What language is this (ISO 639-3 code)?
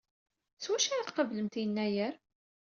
kab